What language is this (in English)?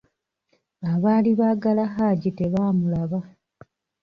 Ganda